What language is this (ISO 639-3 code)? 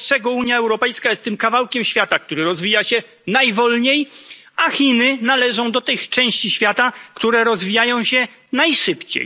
pol